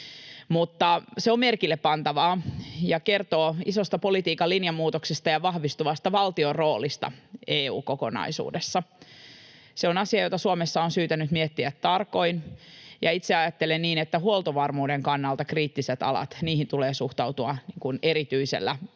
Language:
Finnish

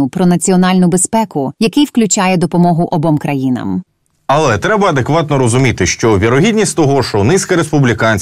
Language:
Ukrainian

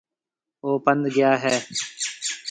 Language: Marwari (Pakistan)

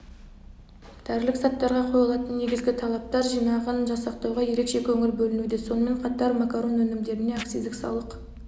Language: Kazakh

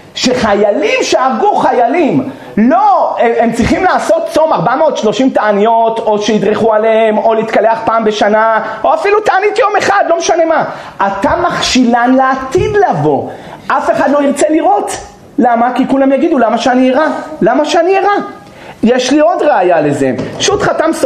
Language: Hebrew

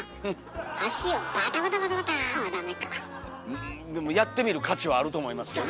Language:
Japanese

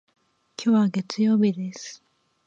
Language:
Japanese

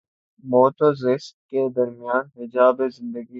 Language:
Urdu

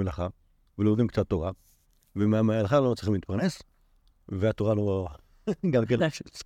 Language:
Hebrew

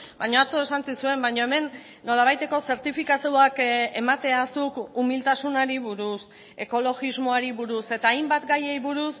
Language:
Basque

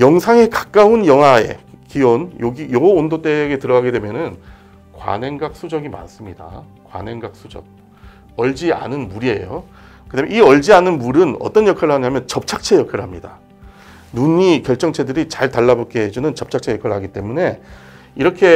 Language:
Korean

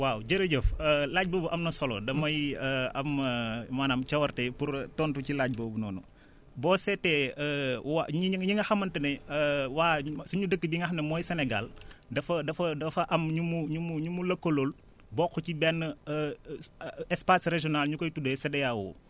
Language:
Wolof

